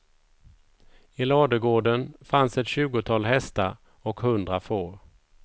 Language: Swedish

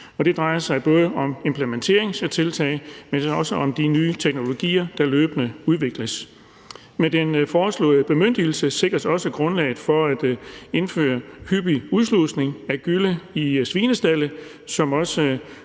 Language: Danish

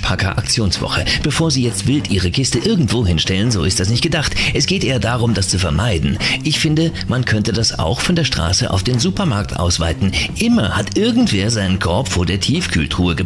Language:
German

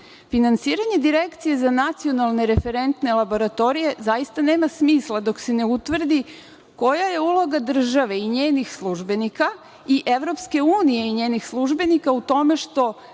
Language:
Serbian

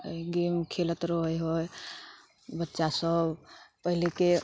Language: Maithili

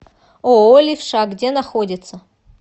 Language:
Russian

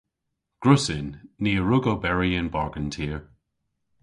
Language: Cornish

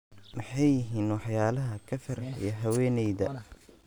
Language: Somali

